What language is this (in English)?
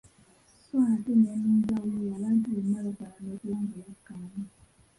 Ganda